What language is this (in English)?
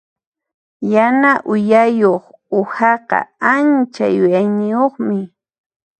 Puno Quechua